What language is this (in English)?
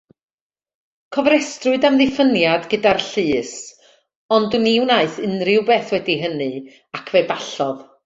Welsh